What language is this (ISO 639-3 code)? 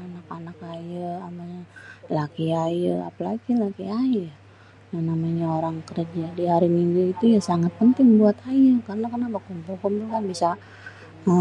bew